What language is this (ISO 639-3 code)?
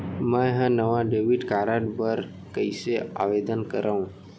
hne